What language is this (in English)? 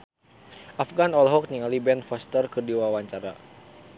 Sundanese